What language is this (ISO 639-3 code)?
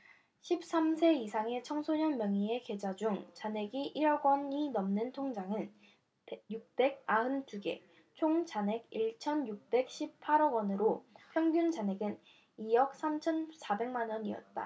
kor